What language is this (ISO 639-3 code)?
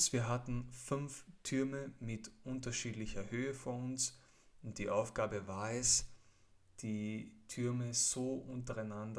deu